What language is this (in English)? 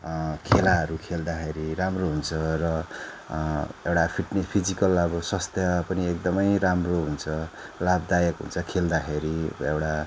Nepali